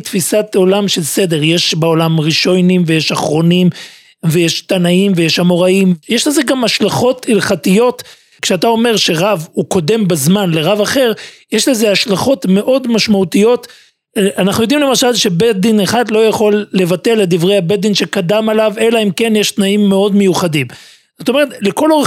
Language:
Hebrew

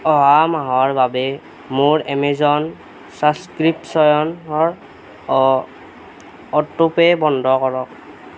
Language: Assamese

